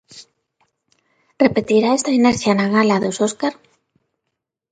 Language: Galician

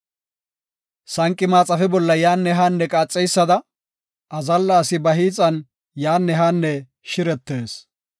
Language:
Gofa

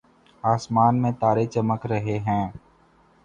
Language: Urdu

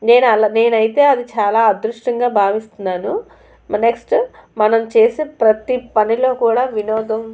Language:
Telugu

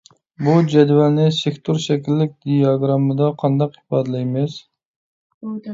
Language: Uyghur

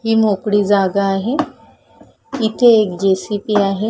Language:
Marathi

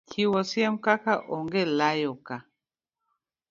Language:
Luo (Kenya and Tanzania)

